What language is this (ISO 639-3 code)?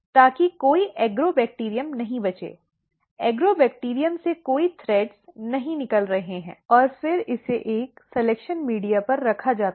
hin